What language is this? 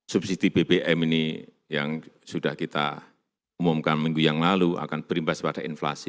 Indonesian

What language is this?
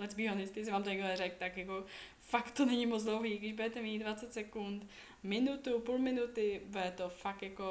Czech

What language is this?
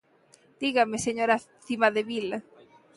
Galician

